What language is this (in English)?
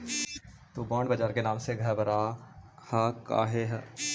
Magahi